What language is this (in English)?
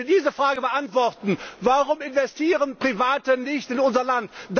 German